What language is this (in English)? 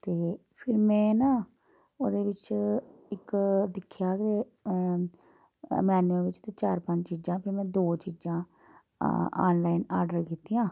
Dogri